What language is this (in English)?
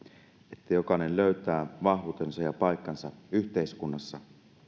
Finnish